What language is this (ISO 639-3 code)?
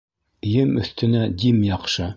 bak